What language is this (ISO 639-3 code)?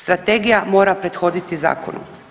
hrv